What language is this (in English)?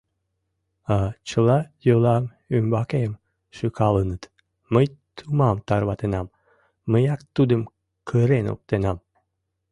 Mari